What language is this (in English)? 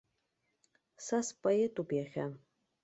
Abkhazian